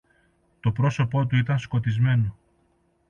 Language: Greek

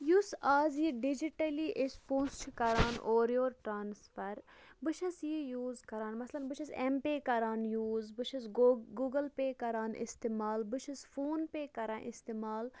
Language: Kashmiri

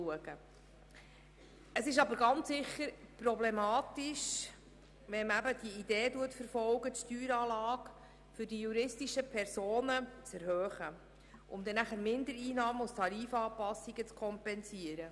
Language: Swiss German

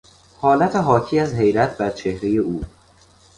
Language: Persian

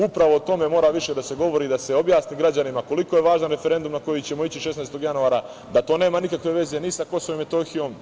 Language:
Serbian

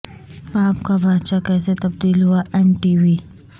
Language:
Urdu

